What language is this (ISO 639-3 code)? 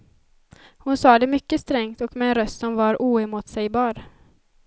swe